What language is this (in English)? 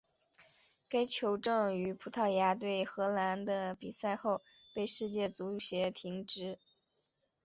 Chinese